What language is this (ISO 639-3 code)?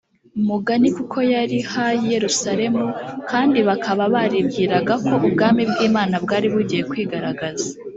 kin